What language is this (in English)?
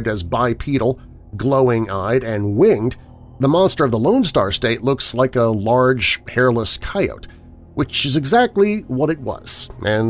English